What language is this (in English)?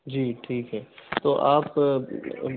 Urdu